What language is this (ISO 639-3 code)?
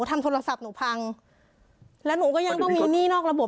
tha